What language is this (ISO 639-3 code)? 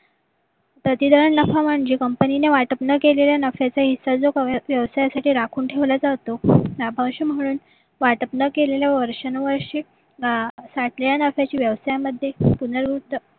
mar